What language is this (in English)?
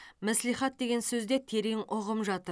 Kazakh